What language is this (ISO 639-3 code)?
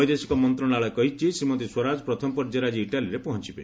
ori